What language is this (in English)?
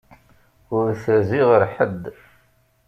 Kabyle